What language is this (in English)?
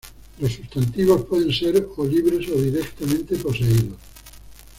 Spanish